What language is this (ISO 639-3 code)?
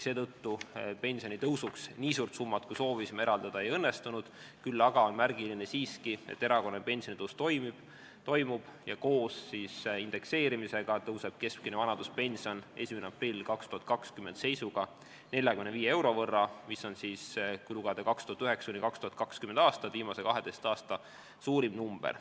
est